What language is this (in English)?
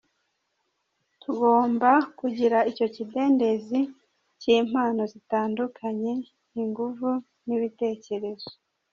Kinyarwanda